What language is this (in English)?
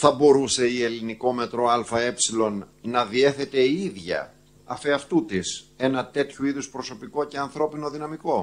Greek